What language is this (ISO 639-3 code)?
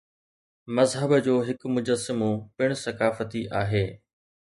snd